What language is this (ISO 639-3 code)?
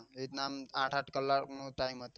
guj